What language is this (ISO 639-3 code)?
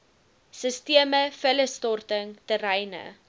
afr